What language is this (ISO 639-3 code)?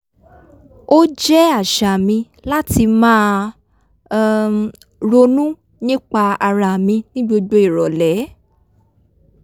yor